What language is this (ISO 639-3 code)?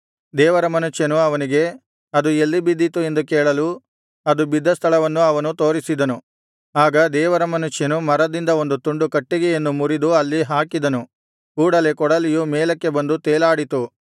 kan